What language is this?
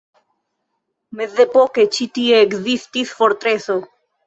Esperanto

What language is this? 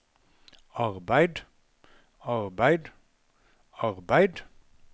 Norwegian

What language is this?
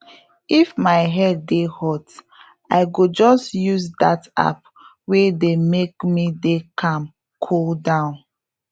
Nigerian Pidgin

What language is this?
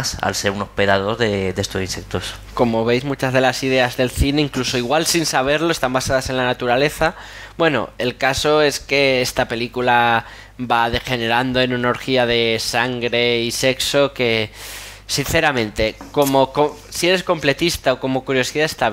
Spanish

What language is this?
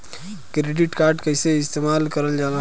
Bhojpuri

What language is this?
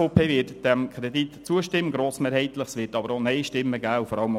Swiss German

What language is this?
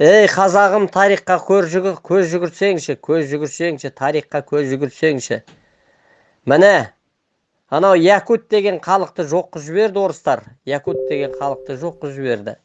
Turkish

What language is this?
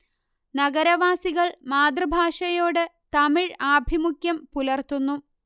Malayalam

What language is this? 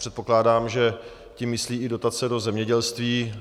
Czech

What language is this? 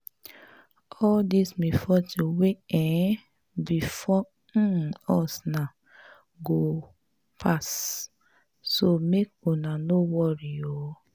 Nigerian Pidgin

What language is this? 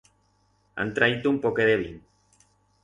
Aragonese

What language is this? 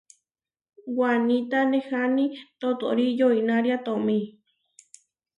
Huarijio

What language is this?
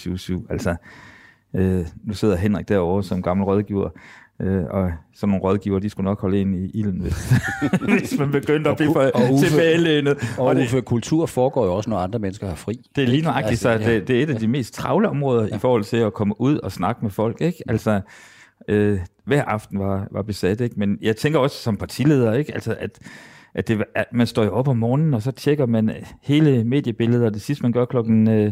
Danish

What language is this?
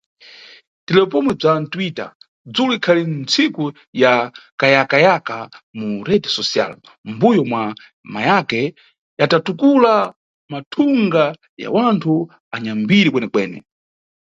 Nyungwe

